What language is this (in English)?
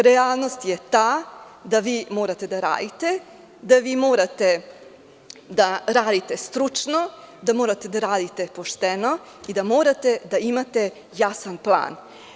Serbian